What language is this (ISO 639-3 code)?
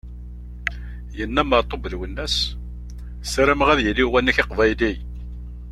kab